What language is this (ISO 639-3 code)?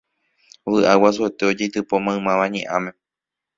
grn